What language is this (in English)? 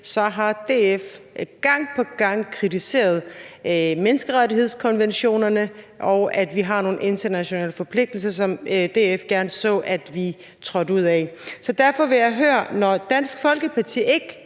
Danish